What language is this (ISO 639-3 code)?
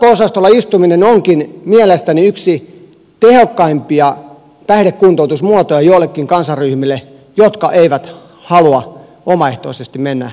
fin